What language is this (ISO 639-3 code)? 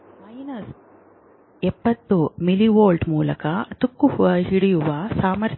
kan